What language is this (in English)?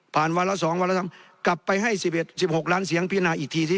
Thai